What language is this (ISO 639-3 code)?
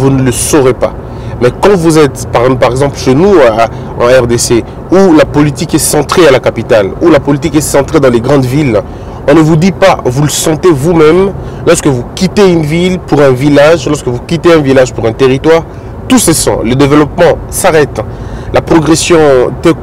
fra